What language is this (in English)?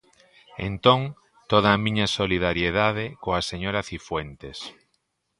Galician